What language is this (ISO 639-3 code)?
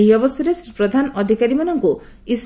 ori